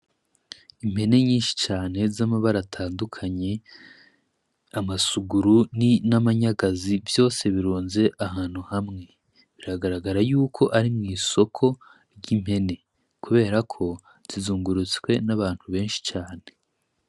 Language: Rundi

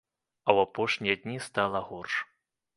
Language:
Belarusian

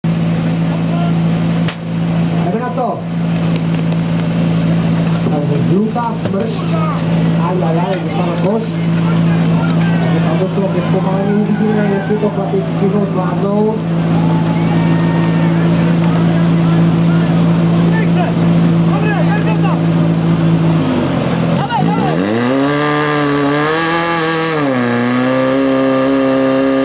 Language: Czech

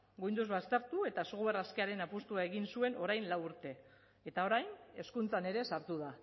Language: Basque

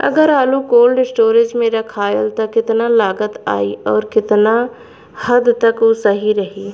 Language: Bhojpuri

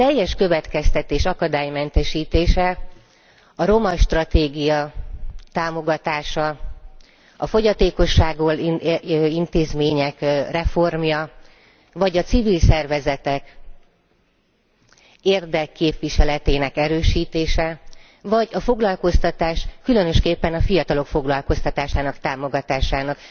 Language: Hungarian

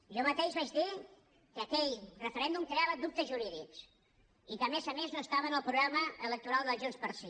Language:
Catalan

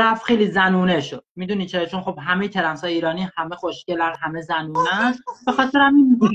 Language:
Persian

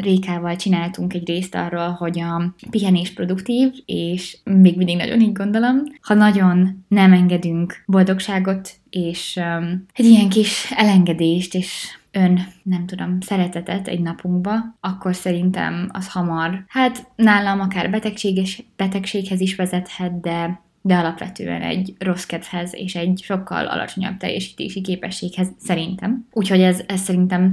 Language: Hungarian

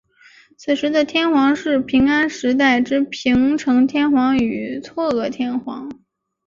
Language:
Chinese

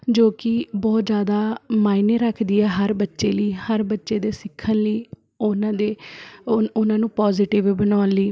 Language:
Punjabi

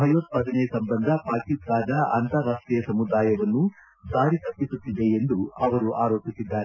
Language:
Kannada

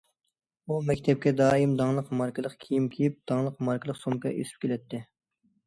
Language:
Uyghur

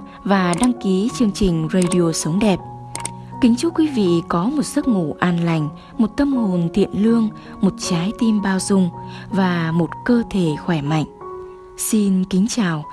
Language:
Vietnamese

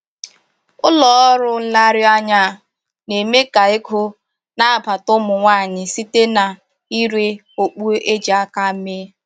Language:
Igbo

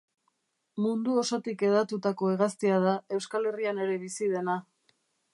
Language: Basque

